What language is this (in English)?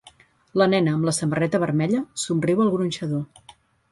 Catalan